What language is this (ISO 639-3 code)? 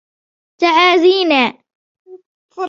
ara